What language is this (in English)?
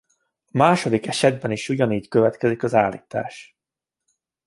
Hungarian